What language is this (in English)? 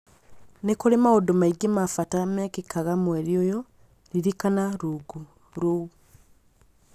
Kikuyu